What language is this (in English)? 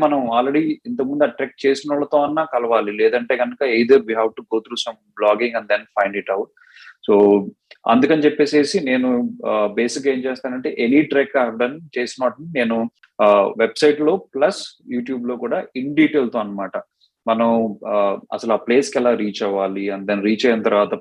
Telugu